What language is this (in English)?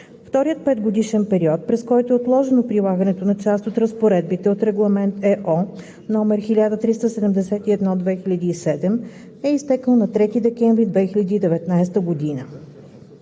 Bulgarian